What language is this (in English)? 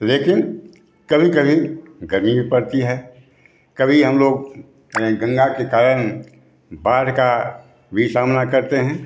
Hindi